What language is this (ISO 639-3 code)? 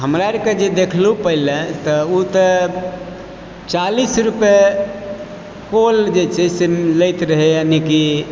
mai